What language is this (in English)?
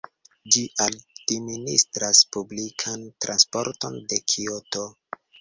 Esperanto